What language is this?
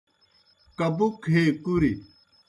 Kohistani Shina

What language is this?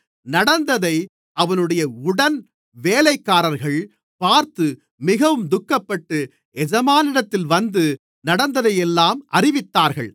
Tamil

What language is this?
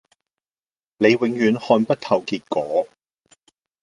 Cantonese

